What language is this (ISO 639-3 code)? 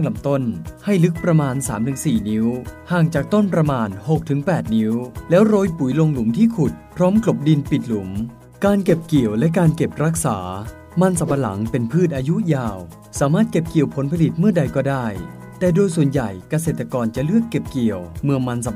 tha